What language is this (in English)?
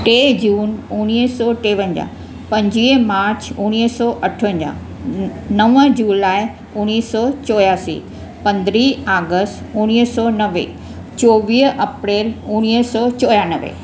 Sindhi